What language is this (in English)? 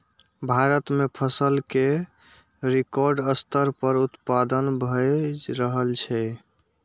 Maithili